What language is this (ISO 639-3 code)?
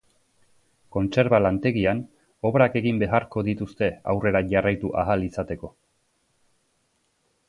eus